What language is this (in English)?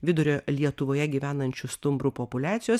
Lithuanian